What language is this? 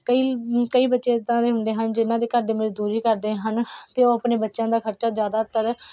Punjabi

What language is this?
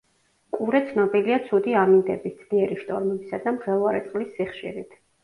Georgian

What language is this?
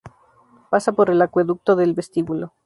Spanish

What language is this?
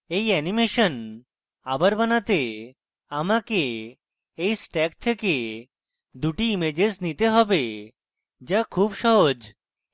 Bangla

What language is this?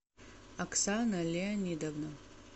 Russian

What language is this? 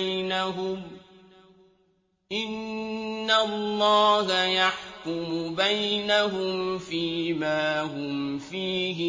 Arabic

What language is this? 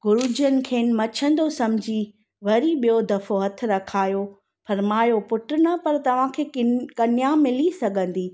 Sindhi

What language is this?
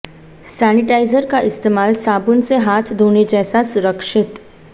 Hindi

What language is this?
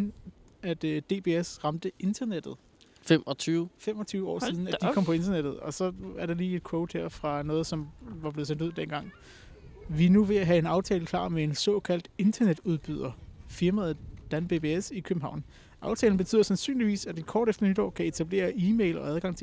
Danish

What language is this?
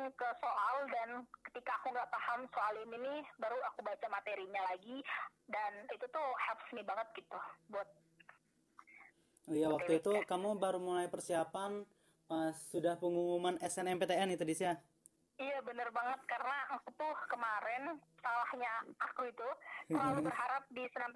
Indonesian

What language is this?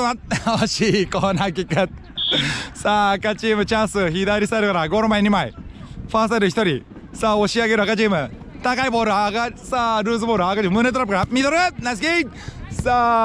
Japanese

